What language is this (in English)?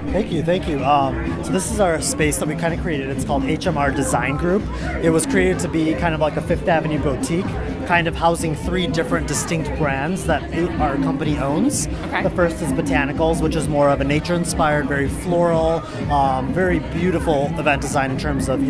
English